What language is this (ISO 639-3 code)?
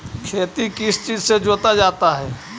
mag